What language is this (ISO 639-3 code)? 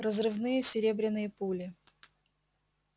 rus